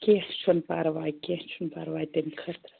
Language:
Kashmiri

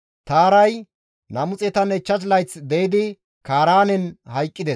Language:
Gamo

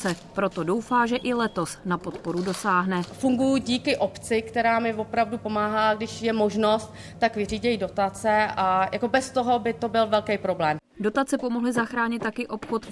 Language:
Czech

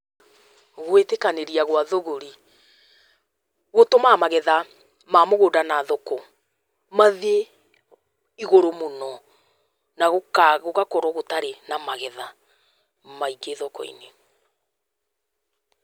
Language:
Kikuyu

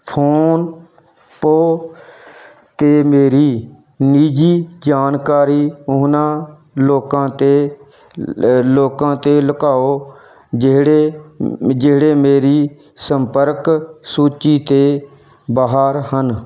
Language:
Punjabi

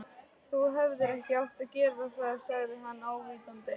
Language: Icelandic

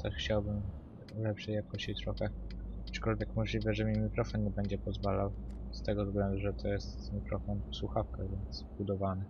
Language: Polish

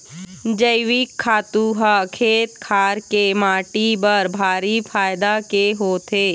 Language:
Chhattisgarhi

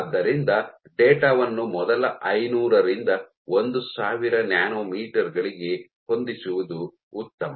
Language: Kannada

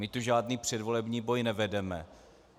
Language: Czech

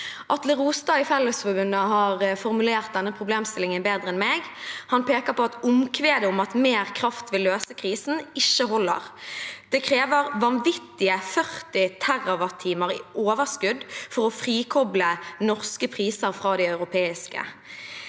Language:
Norwegian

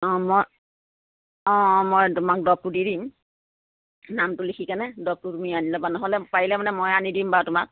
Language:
Assamese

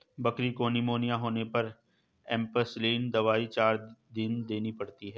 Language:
Hindi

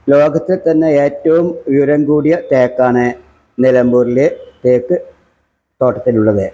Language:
Malayalam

